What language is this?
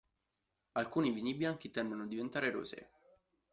Italian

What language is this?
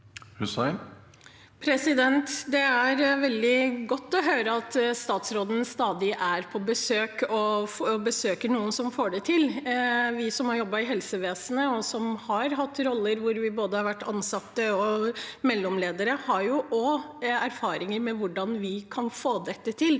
Norwegian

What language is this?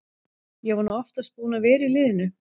Icelandic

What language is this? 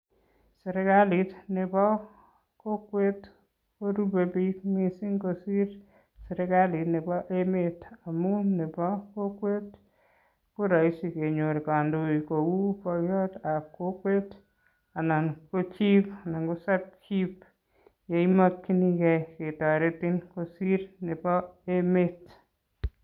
Kalenjin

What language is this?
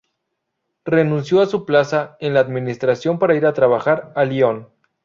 Spanish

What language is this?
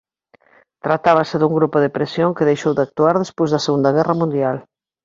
Galician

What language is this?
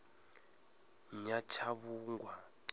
Venda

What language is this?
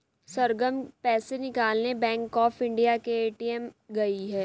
Hindi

